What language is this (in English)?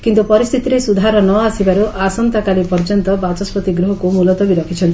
Odia